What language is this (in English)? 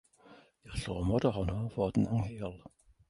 Welsh